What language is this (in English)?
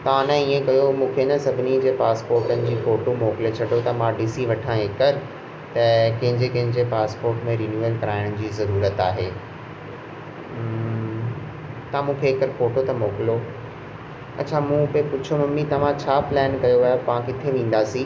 Sindhi